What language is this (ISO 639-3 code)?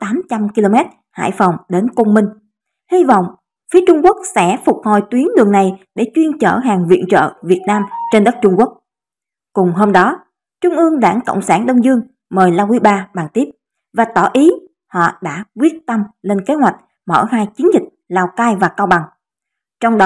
vie